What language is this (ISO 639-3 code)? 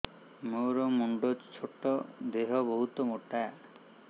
ori